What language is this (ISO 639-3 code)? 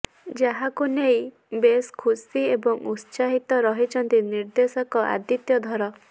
ori